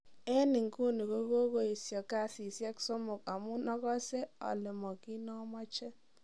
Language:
Kalenjin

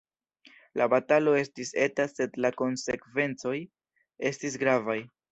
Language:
Esperanto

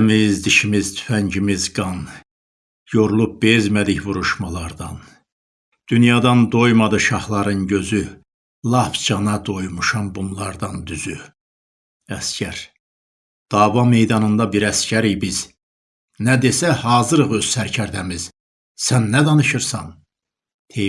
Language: Turkish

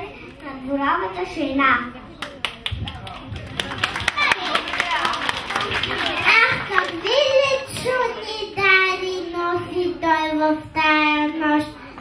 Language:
Bulgarian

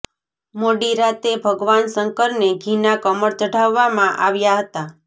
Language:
Gujarati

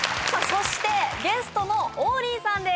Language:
Japanese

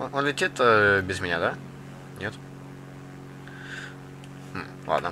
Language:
Russian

